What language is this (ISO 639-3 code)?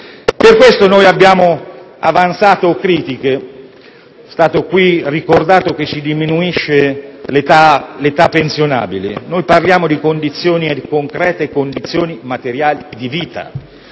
ita